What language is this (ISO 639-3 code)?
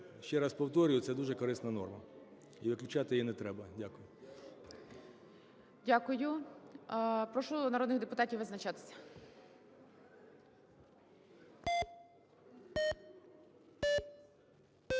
ukr